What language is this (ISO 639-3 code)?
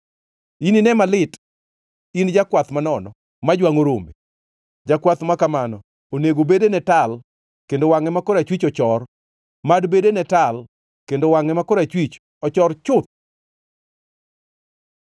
luo